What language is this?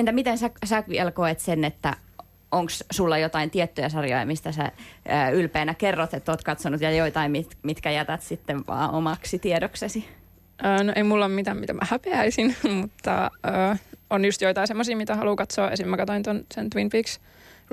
Finnish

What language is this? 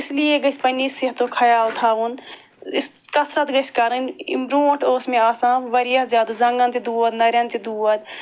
Kashmiri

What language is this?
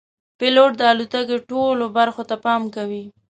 Pashto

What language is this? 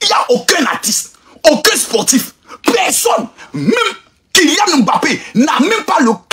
French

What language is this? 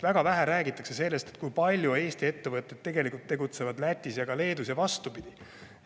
Estonian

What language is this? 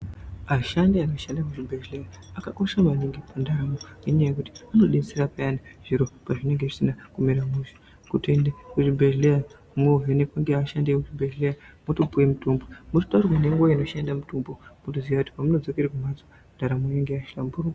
Ndau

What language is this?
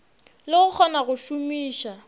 Northern Sotho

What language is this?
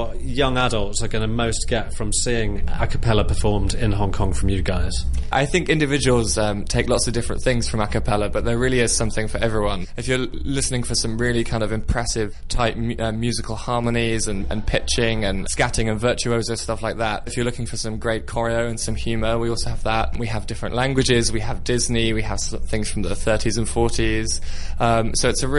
English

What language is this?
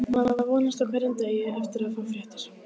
Icelandic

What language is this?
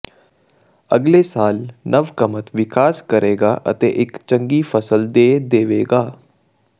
Punjabi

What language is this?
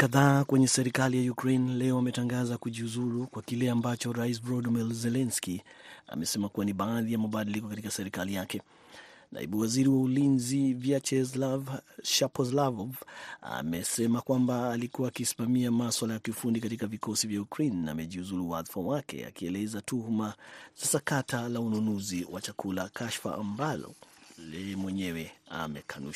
Swahili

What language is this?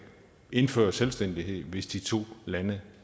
Danish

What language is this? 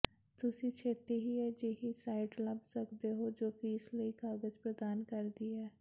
Punjabi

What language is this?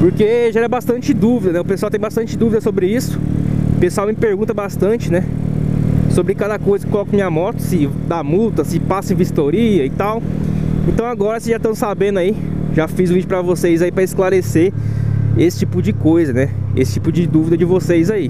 Portuguese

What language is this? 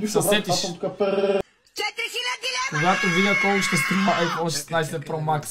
Bulgarian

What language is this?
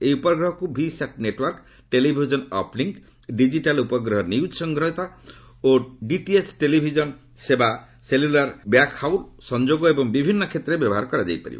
Odia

